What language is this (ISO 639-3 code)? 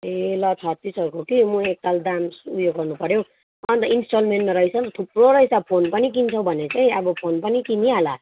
nep